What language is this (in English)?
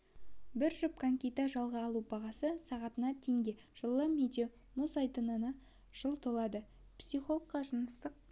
Kazakh